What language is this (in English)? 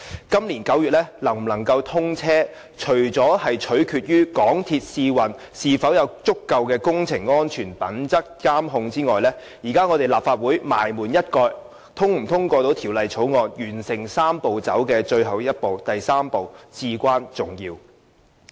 Cantonese